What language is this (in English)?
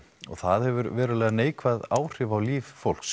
Icelandic